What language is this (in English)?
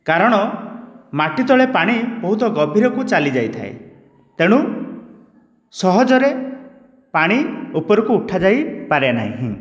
Odia